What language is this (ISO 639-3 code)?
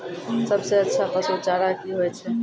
mai